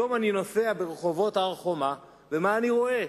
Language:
Hebrew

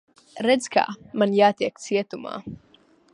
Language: Latvian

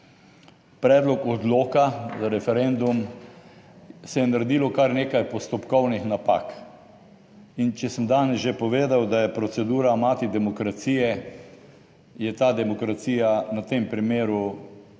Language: Slovenian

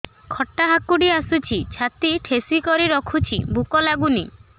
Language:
Odia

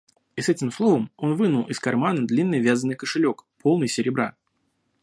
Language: Russian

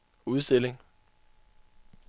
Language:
Danish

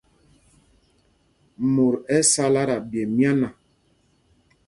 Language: Mpumpong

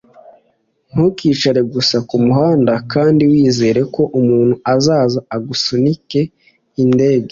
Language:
Kinyarwanda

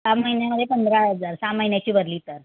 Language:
Marathi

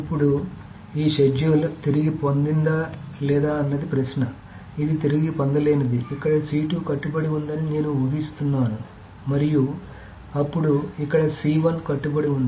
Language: Telugu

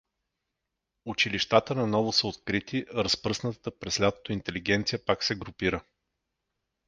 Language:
Bulgarian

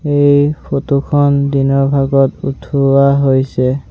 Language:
Assamese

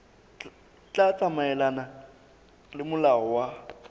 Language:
Southern Sotho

